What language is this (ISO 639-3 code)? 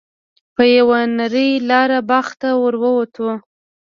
pus